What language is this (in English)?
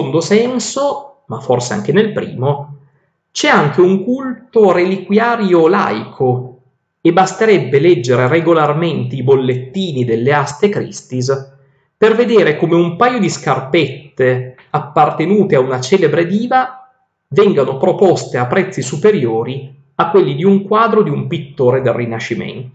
Italian